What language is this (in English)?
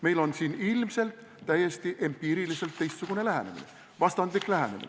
Estonian